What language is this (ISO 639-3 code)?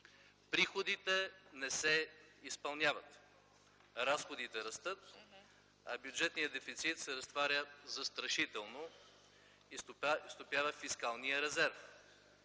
bul